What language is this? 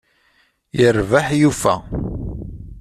Kabyle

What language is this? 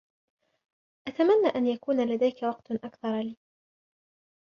Arabic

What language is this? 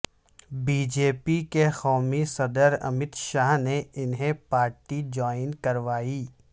Urdu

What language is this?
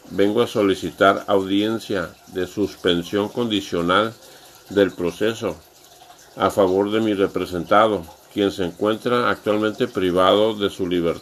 Spanish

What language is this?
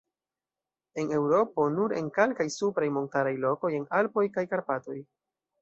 Esperanto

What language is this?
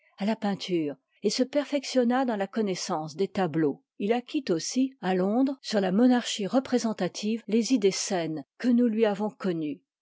French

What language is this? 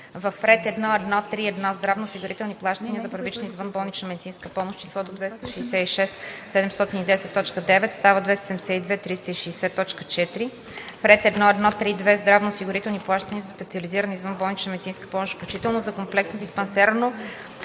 Bulgarian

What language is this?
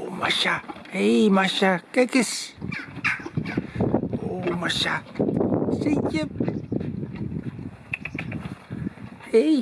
Dutch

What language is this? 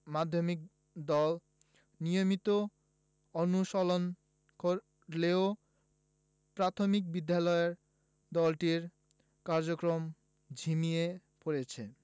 Bangla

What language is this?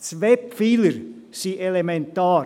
Swiss German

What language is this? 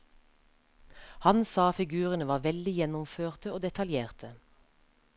Norwegian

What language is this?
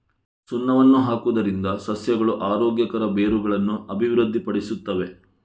Kannada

